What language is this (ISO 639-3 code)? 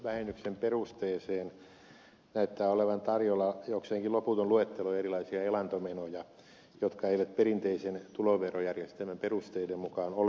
fin